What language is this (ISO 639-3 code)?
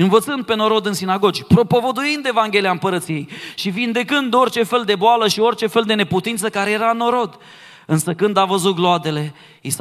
ron